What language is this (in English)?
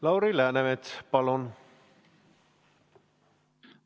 Estonian